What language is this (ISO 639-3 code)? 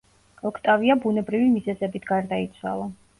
kat